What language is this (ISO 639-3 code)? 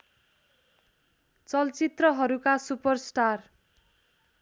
nep